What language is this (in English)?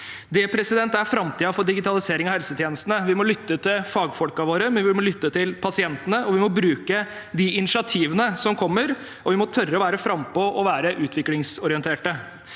Norwegian